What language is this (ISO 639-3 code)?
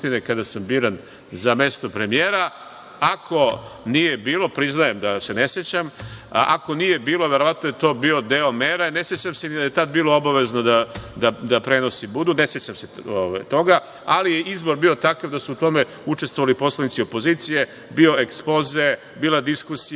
srp